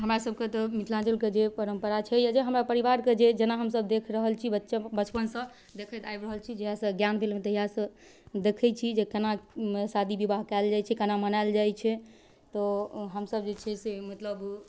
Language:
Maithili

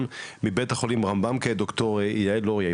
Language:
Hebrew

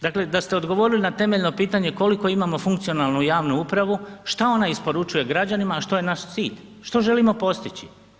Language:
Croatian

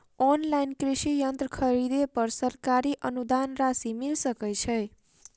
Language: Maithili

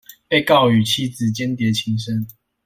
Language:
Chinese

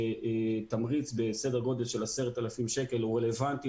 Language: Hebrew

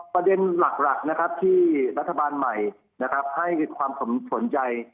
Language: Thai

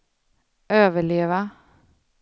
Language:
Swedish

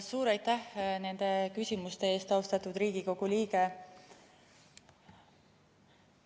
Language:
Estonian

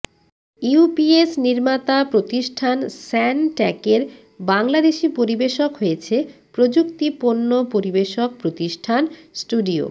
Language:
Bangla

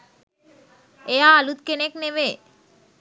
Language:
Sinhala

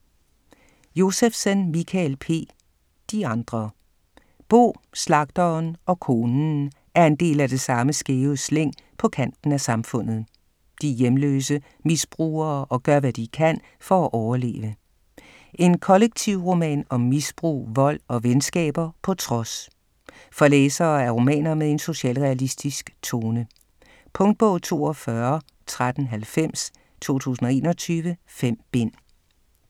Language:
Danish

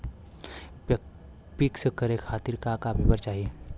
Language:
Bhojpuri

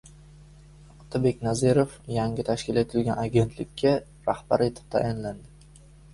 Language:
Uzbek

